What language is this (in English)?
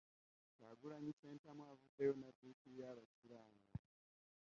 Ganda